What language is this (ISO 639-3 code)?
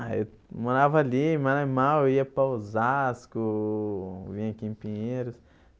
por